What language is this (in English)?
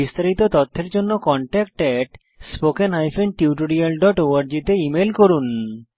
Bangla